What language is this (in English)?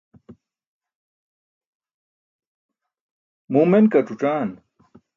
Burushaski